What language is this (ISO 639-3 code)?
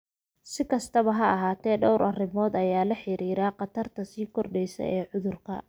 som